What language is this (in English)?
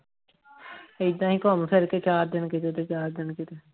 Punjabi